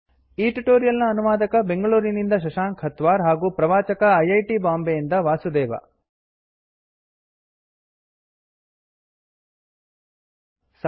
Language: Kannada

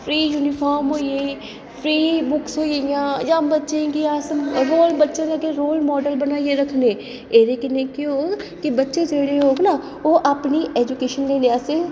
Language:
Dogri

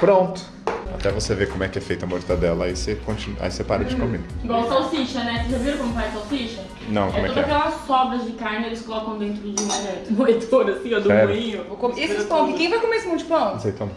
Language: Portuguese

